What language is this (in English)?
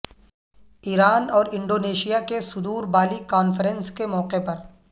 Urdu